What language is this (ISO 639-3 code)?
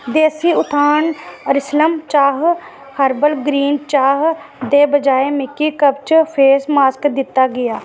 doi